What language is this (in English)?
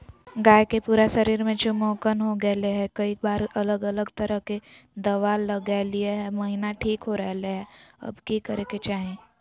Magahi